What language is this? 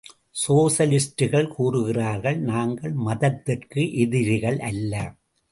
Tamil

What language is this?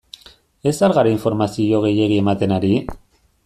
Basque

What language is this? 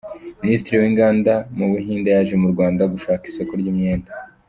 Kinyarwanda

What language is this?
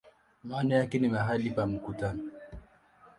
Swahili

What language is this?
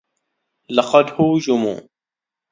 Arabic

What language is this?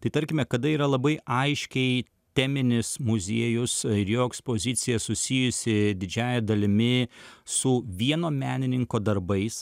Lithuanian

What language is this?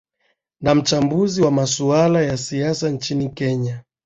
Swahili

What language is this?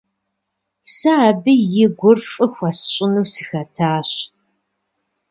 Kabardian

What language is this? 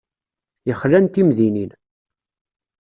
Kabyle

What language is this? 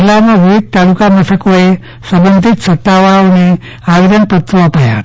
Gujarati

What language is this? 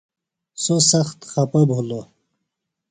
Phalura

